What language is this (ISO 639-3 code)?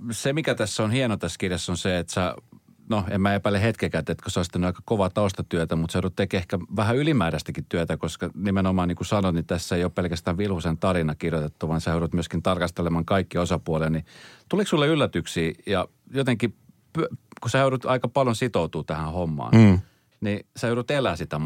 fin